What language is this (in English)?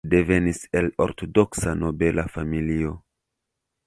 Esperanto